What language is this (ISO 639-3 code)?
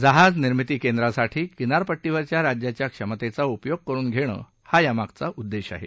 mar